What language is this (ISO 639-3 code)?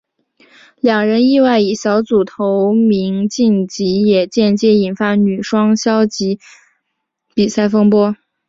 zho